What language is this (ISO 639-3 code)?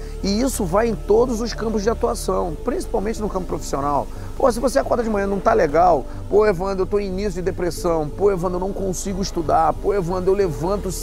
por